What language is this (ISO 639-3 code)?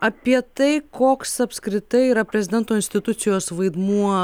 lit